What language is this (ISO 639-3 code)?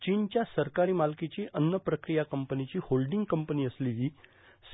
mar